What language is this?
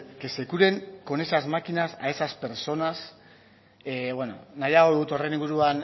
Spanish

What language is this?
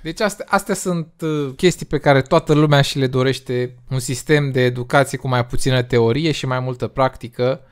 Romanian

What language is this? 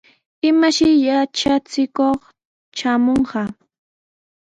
Sihuas Ancash Quechua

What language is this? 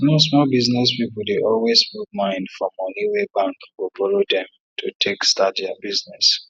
Nigerian Pidgin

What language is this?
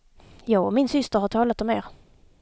Swedish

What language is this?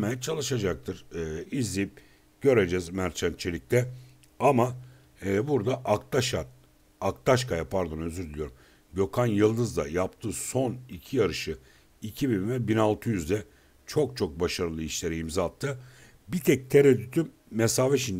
Turkish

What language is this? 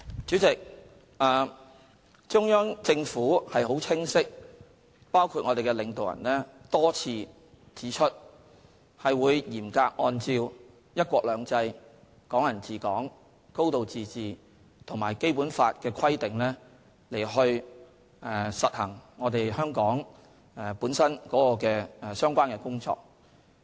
Cantonese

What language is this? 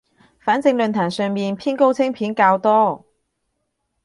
Cantonese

